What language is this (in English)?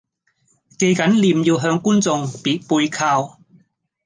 Cantonese